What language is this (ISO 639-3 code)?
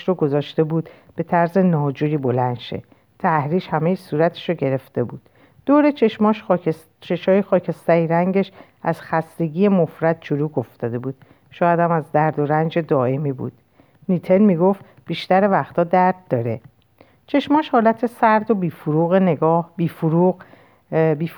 fas